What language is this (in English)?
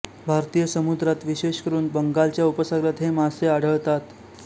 Marathi